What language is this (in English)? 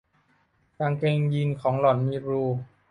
Thai